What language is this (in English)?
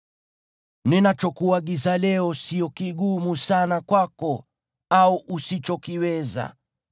Swahili